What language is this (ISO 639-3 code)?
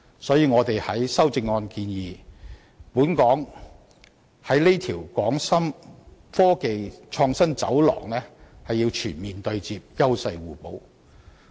yue